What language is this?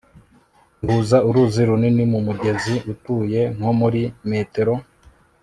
Kinyarwanda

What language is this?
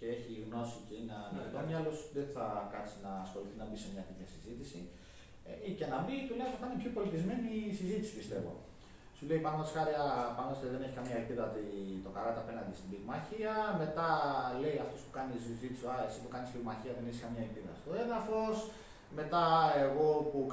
Greek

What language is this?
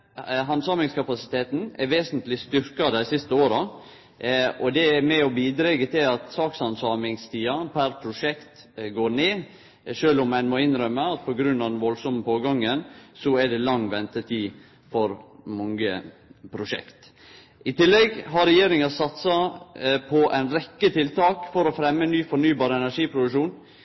Norwegian Nynorsk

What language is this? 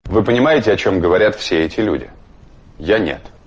Russian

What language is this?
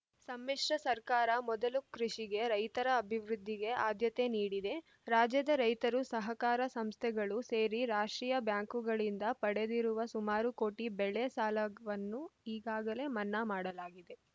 Kannada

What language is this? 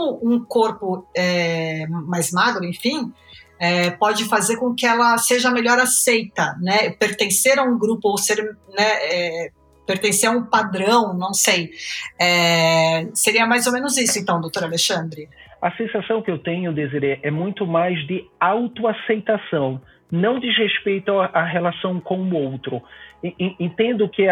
Portuguese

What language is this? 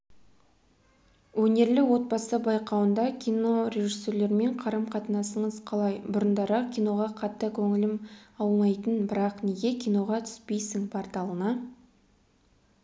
Kazakh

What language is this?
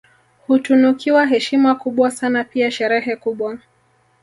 Swahili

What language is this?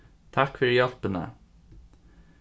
Faroese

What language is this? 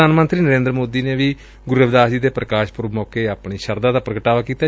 Punjabi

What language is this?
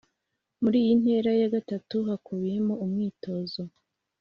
Kinyarwanda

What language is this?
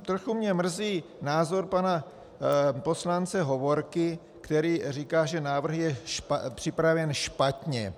Czech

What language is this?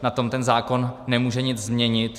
Czech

